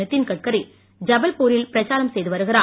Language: Tamil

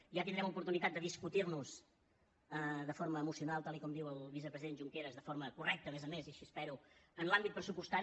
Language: Catalan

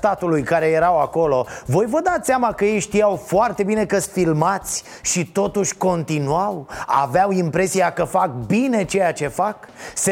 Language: Romanian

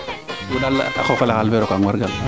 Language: Serer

